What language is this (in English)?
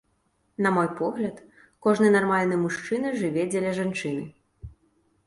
Belarusian